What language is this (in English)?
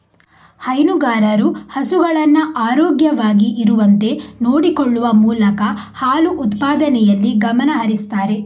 Kannada